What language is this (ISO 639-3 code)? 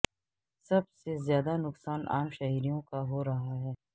urd